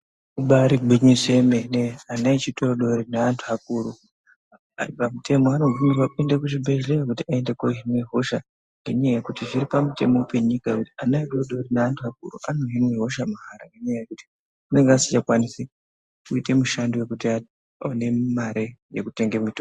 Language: Ndau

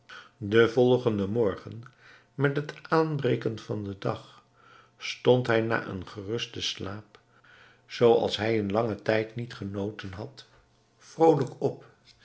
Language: Dutch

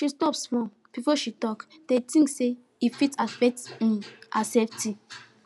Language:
Nigerian Pidgin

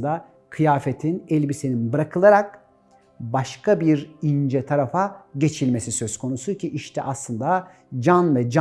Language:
Turkish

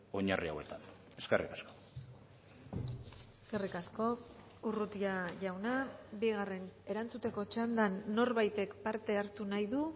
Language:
Basque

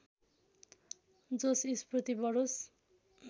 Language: Nepali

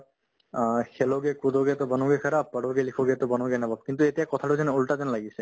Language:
Assamese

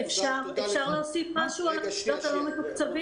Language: Hebrew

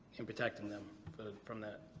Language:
English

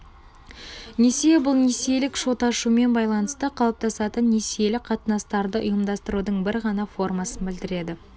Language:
Kazakh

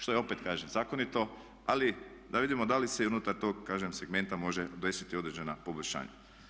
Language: Croatian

